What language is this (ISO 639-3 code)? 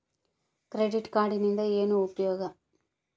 kan